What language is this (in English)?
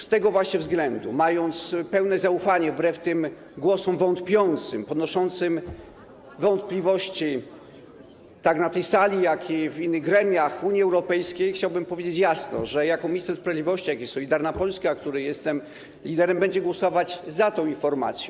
Polish